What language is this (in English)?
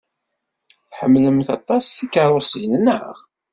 Kabyle